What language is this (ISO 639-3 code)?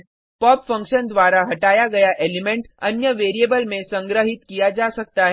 hin